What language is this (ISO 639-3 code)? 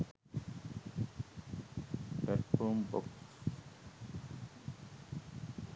sin